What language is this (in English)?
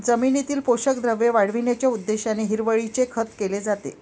Marathi